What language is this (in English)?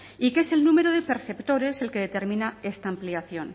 Spanish